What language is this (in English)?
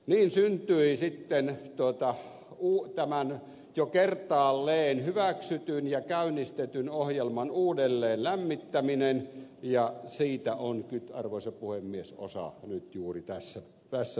Finnish